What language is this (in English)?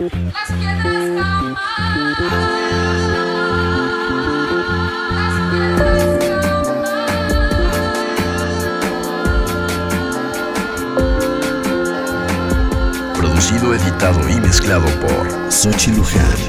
Spanish